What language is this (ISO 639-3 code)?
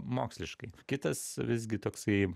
lit